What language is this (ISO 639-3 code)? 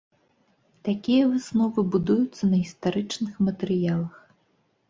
bel